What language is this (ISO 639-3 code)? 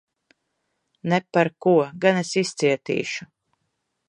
lav